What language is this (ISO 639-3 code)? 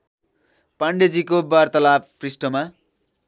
nep